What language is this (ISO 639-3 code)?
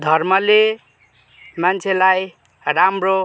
nep